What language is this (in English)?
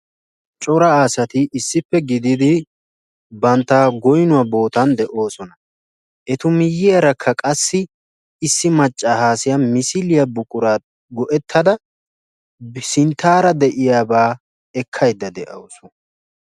Wolaytta